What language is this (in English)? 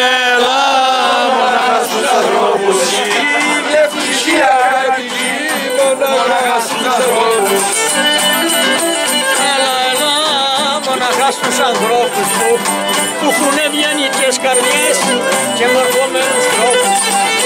Romanian